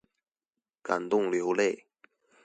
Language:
Chinese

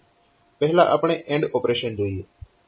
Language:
Gujarati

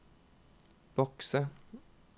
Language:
Norwegian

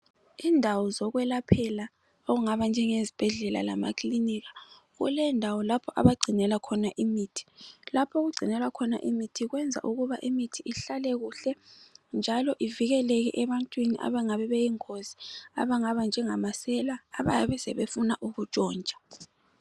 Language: North Ndebele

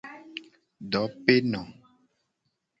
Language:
Gen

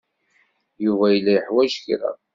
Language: Kabyle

